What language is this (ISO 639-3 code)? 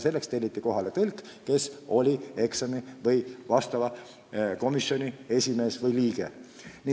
est